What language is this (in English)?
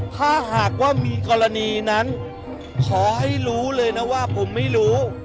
Thai